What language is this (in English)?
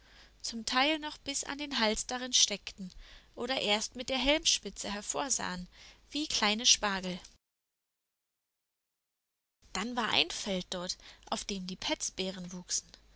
German